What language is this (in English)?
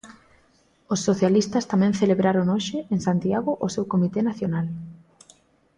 Galician